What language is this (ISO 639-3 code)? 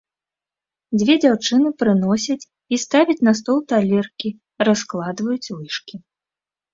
bel